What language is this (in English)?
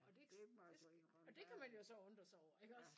Danish